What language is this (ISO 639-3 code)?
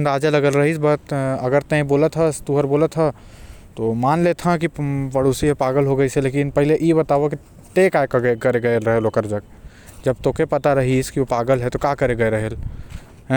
kfp